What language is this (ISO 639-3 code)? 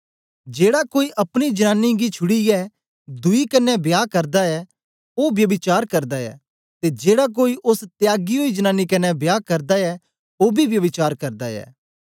doi